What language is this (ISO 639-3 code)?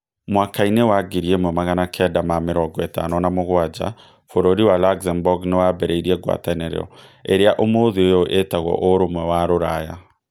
kik